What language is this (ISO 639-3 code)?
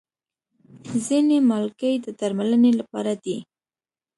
pus